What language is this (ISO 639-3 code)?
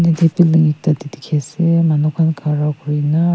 nag